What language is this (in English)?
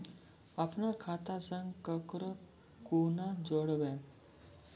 Maithili